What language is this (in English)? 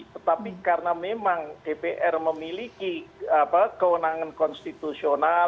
Indonesian